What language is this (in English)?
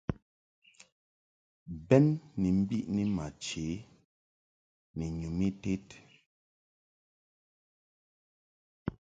Mungaka